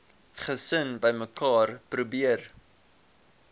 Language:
Afrikaans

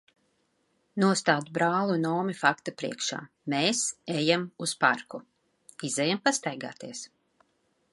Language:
Latvian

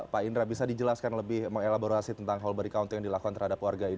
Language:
Indonesian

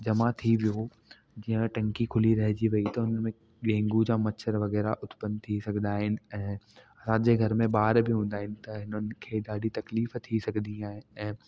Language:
Sindhi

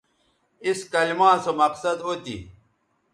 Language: Bateri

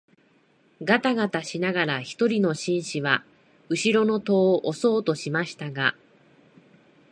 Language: Japanese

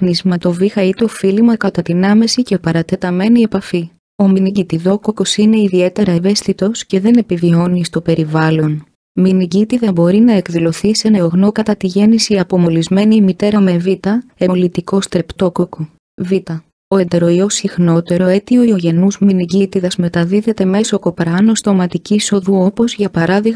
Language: Greek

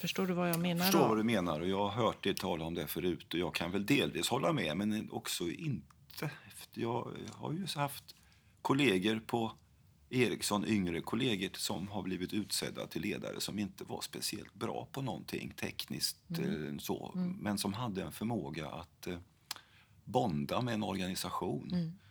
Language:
Swedish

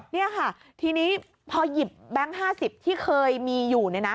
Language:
Thai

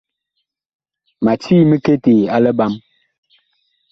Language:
Bakoko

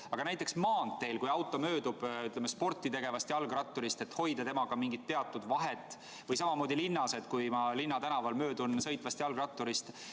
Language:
Estonian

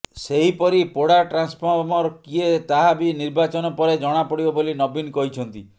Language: Odia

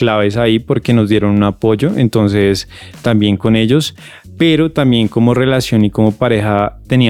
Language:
Spanish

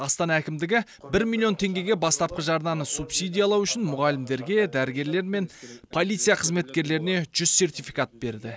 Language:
Kazakh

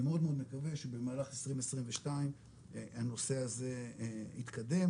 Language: Hebrew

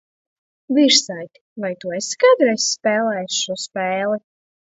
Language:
Latvian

